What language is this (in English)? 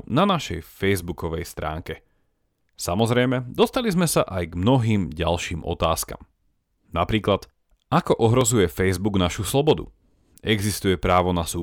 Slovak